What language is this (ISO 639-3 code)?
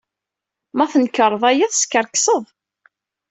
kab